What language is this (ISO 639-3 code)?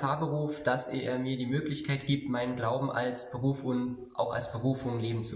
deu